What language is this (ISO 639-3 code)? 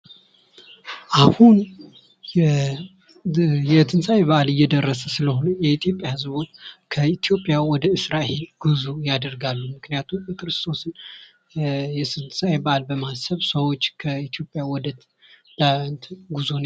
amh